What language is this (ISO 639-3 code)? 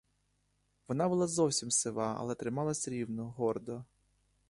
ukr